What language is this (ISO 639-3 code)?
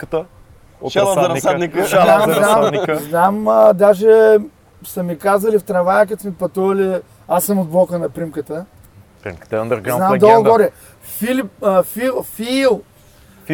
bul